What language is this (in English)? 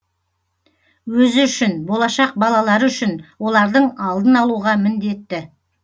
Kazakh